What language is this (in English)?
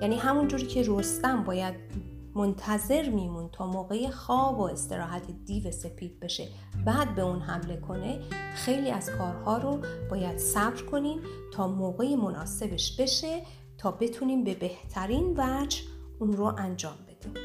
Persian